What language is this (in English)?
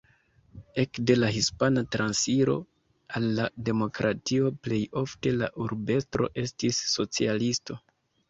Esperanto